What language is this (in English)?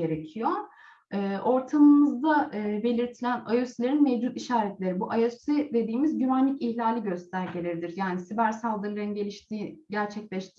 Turkish